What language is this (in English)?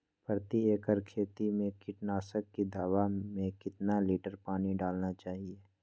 Magahi